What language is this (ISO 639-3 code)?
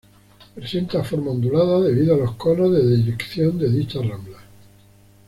spa